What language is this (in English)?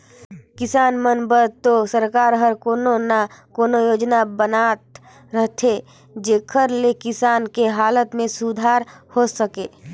Chhattisgarhi